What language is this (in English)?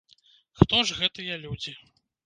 Belarusian